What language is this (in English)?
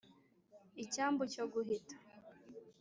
Kinyarwanda